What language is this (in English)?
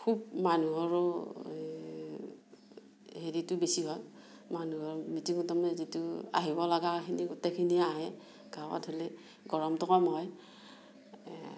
Assamese